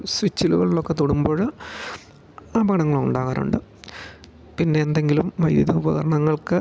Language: Malayalam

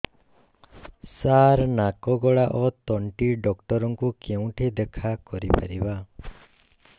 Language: Odia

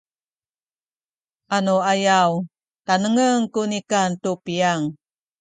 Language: Sakizaya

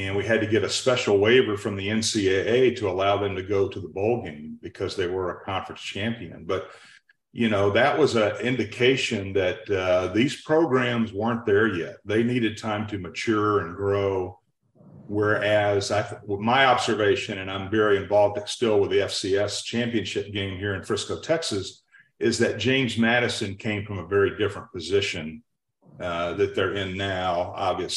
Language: English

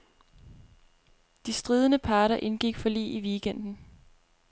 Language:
Danish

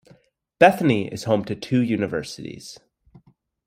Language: English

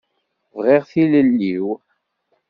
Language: Kabyle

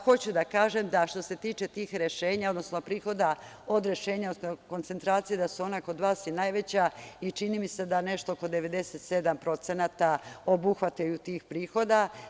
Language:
Serbian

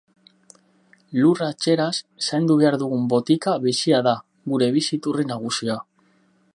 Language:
Basque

